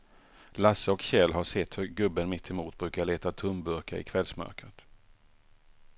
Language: Swedish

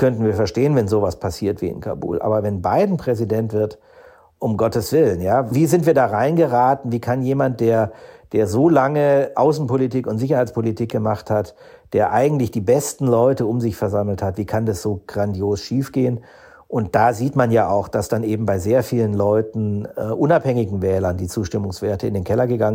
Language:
German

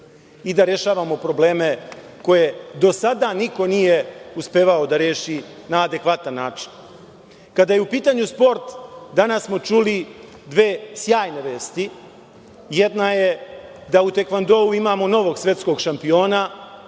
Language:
Serbian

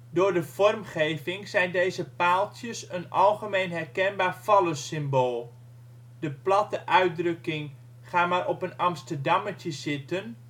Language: Dutch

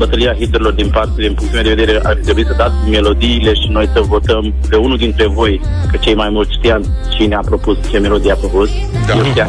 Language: Romanian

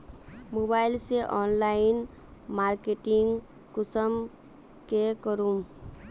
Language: Magahi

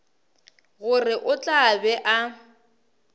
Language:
Northern Sotho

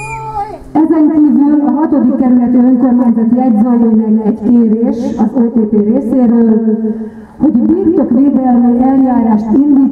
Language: Hungarian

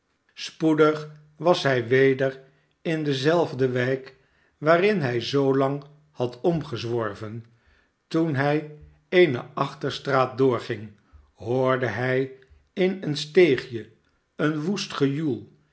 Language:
Dutch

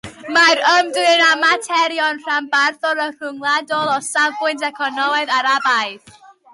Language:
Welsh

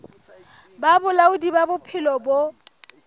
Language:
Southern Sotho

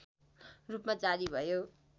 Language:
Nepali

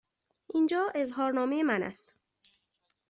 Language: Persian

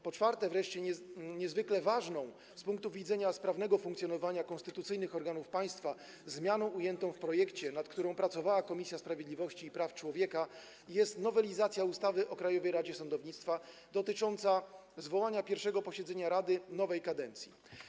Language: Polish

